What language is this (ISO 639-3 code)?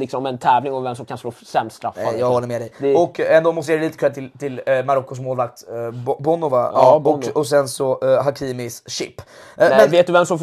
swe